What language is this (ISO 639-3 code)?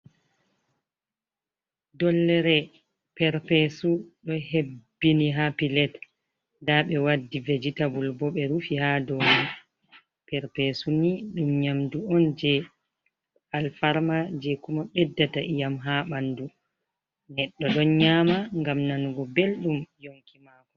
ful